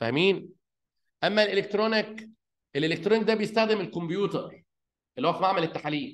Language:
Arabic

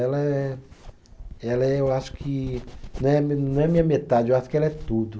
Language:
Portuguese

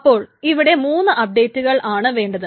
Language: Malayalam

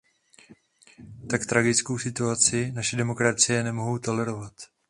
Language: Czech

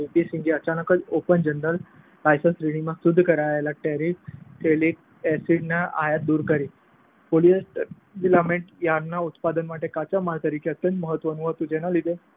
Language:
Gujarati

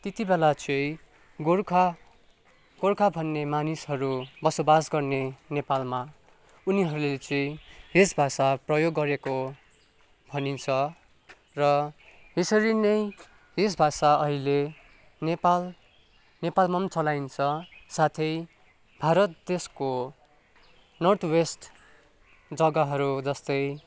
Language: Nepali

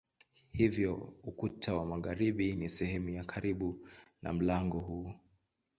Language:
Swahili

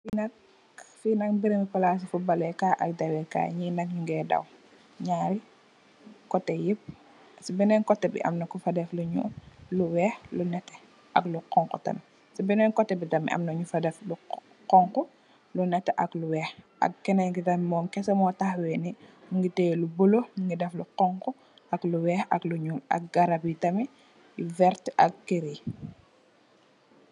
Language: Wolof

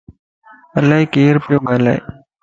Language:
Lasi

